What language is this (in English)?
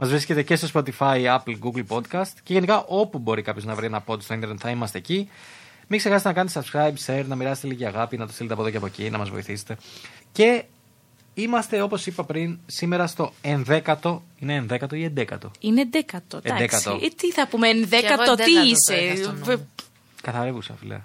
Greek